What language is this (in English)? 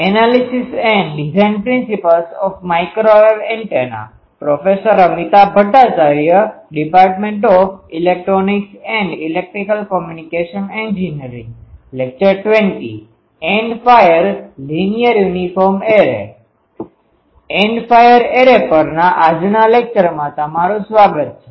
Gujarati